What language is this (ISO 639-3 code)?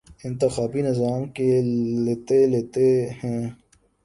urd